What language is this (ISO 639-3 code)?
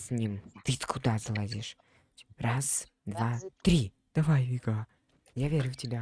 rus